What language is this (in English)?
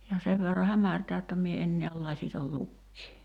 Finnish